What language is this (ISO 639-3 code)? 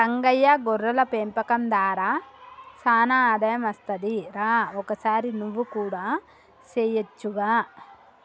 tel